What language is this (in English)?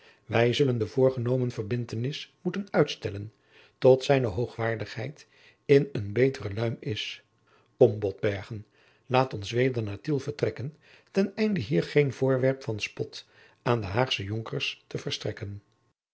Dutch